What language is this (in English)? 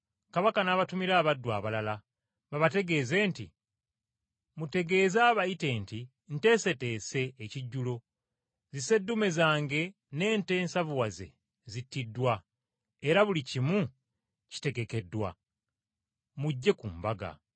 Ganda